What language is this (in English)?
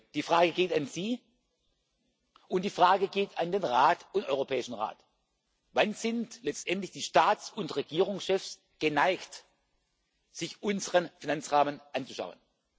German